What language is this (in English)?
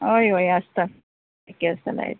Konkani